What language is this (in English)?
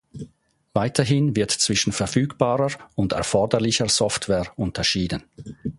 German